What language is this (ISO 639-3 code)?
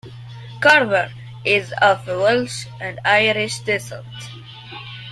eng